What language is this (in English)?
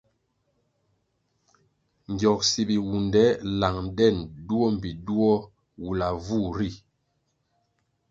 Kwasio